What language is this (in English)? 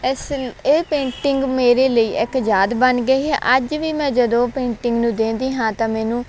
Punjabi